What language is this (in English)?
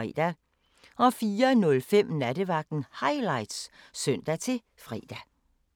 Danish